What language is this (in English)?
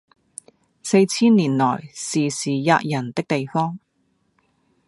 Cantonese